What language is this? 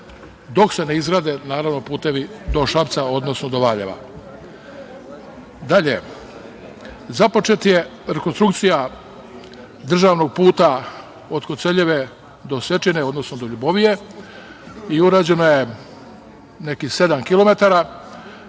Serbian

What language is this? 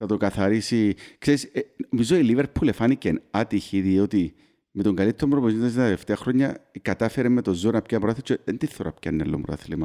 Greek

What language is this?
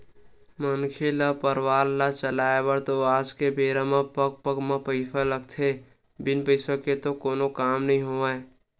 Chhattisgarhi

